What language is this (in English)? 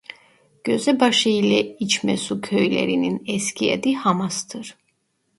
Turkish